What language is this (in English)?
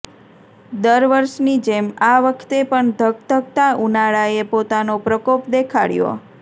Gujarati